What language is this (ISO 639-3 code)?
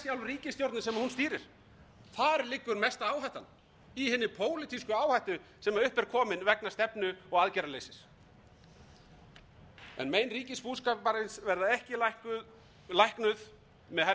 isl